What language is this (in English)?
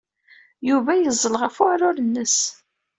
Kabyle